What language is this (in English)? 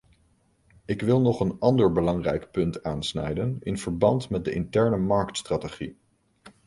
Dutch